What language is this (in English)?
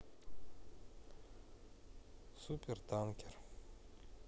Russian